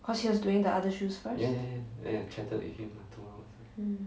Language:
English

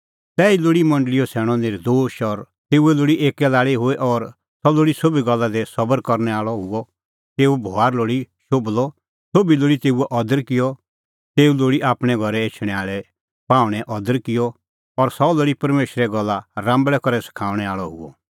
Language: Kullu Pahari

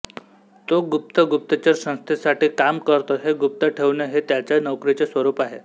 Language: Marathi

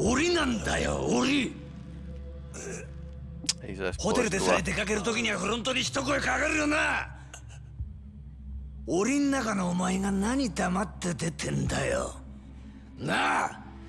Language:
Japanese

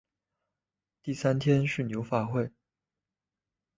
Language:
Chinese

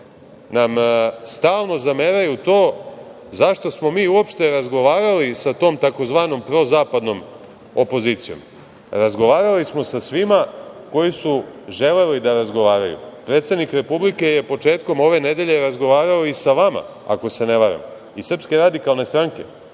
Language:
Serbian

